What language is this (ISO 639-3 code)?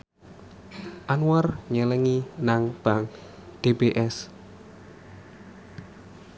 jav